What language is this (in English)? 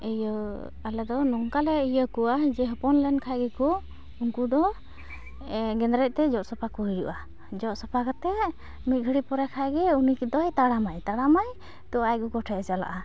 Santali